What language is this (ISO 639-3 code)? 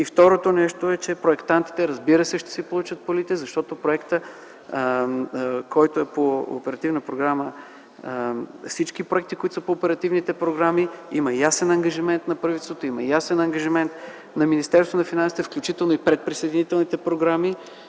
bul